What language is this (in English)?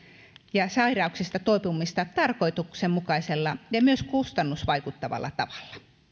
Finnish